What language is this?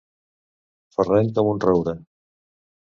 Catalan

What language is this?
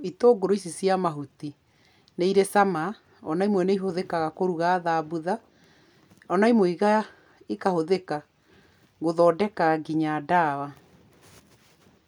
Kikuyu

